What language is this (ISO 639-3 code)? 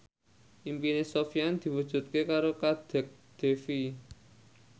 jav